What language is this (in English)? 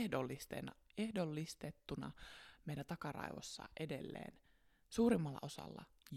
Finnish